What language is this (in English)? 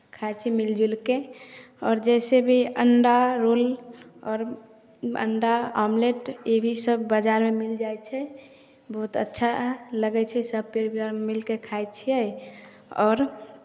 Maithili